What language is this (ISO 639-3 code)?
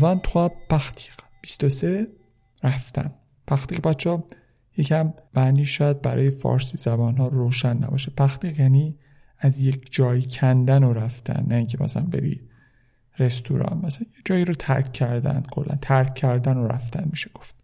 fas